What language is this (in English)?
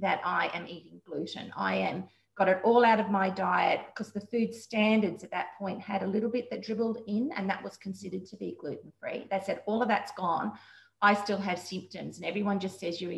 English